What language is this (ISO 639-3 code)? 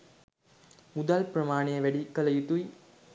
sin